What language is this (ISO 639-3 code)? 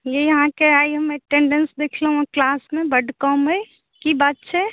mai